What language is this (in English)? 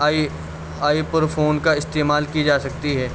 Urdu